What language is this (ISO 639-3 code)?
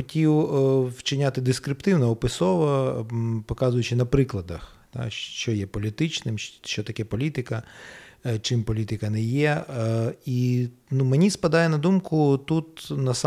ukr